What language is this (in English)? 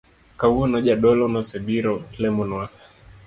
Luo (Kenya and Tanzania)